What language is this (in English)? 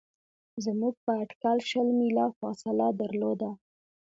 Pashto